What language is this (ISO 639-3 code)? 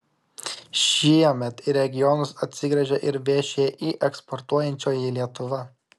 lit